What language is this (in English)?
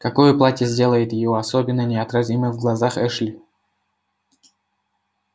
Russian